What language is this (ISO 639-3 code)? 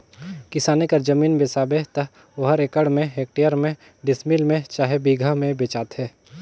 hne